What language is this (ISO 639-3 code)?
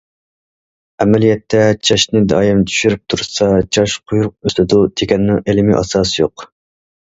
uig